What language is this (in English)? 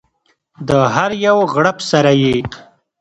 Pashto